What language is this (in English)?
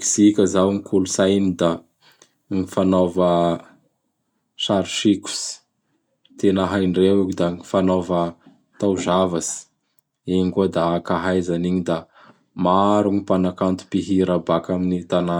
Bara Malagasy